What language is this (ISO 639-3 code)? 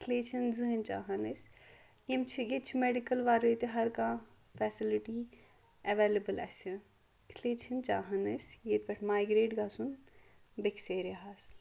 kas